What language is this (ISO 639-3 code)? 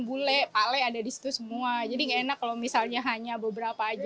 ind